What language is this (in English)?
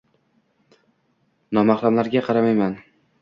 Uzbek